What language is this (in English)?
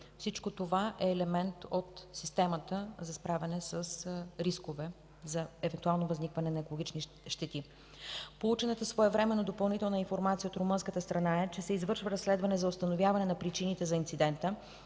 Bulgarian